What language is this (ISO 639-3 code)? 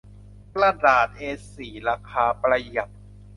tha